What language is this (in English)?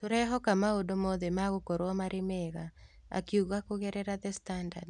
Kikuyu